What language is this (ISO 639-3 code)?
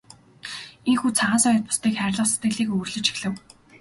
mon